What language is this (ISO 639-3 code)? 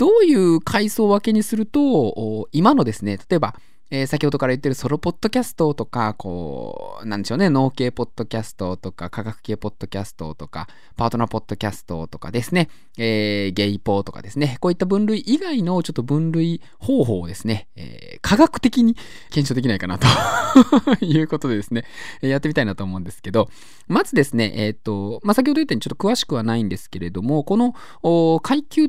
jpn